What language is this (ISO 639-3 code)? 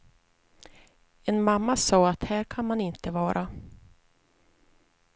swe